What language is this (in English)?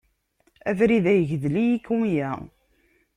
Kabyle